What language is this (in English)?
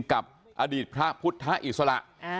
Thai